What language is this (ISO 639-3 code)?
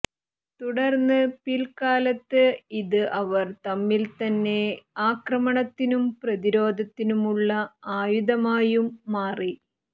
mal